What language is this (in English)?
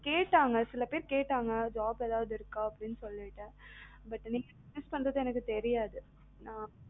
Tamil